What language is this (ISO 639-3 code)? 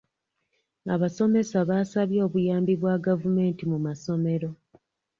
lug